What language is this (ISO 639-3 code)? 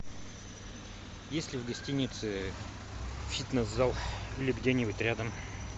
rus